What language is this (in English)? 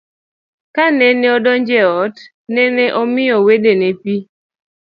Luo (Kenya and Tanzania)